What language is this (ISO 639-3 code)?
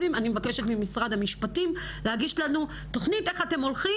heb